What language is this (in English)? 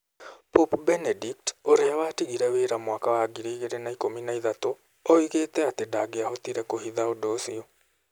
Kikuyu